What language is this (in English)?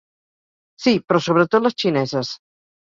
Catalan